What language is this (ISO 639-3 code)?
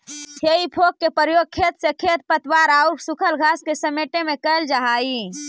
mag